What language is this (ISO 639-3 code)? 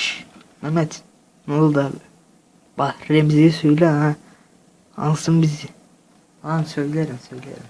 tur